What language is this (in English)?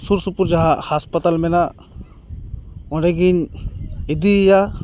Santali